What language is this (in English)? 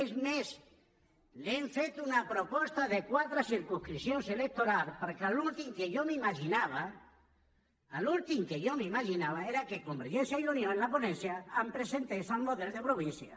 Catalan